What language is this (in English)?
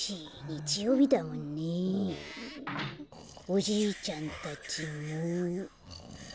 Japanese